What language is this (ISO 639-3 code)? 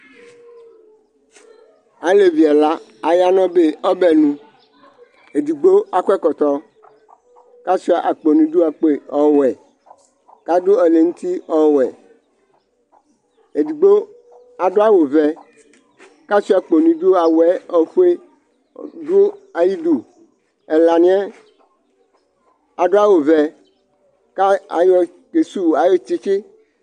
kpo